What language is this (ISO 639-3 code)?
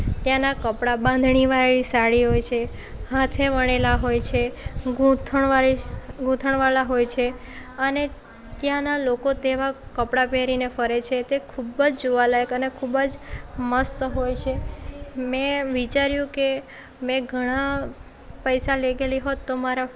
guj